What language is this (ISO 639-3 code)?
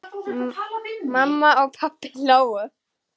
isl